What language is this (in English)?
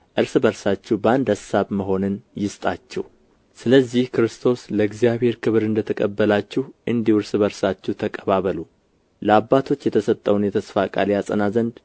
Amharic